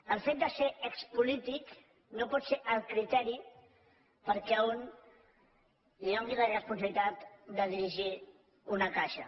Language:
Catalan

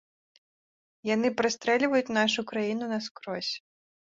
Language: Belarusian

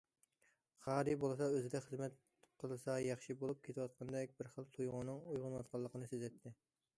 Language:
Uyghur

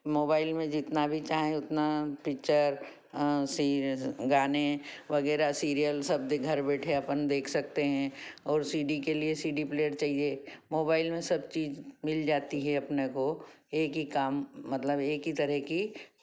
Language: Hindi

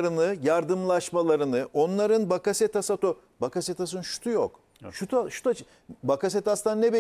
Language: Turkish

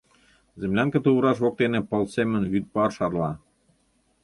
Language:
Mari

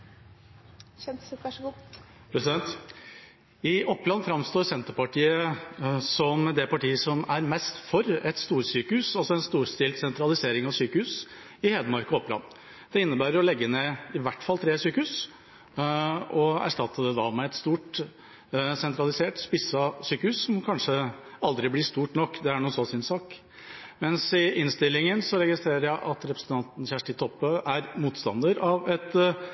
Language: Norwegian Bokmål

